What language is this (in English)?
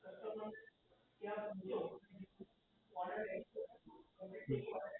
Gujarati